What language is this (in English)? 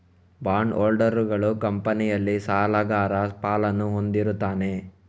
Kannada